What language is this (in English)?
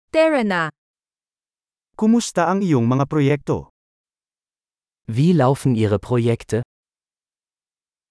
Filipino